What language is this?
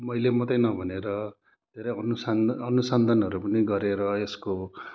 Nepali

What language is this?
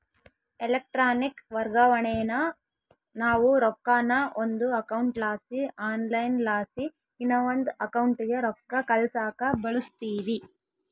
Kannada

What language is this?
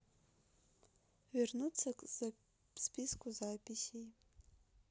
Russian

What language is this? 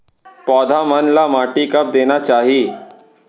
Chhattisgarhi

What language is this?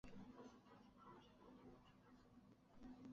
Chinese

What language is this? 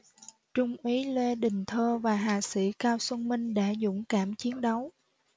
Vietnamese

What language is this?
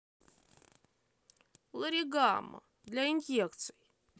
Russian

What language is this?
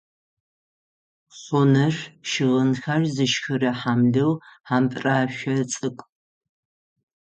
Adyghe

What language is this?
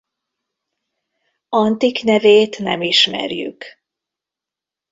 Hungarian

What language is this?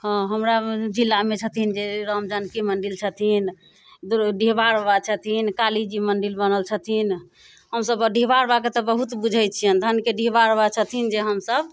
Maithili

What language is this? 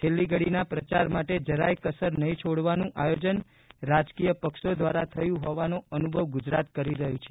Gujarati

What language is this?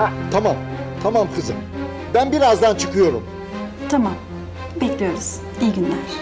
Turkish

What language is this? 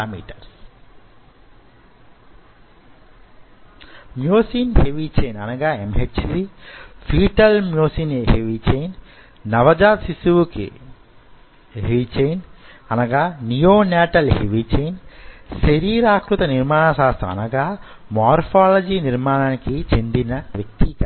Telugu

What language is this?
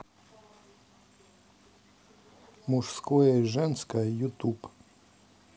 Russian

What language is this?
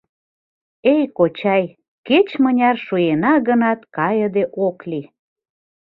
Mari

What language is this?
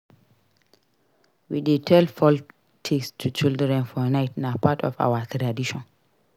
Nigerian Pidgin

